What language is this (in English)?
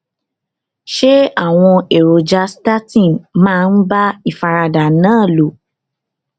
Yoruba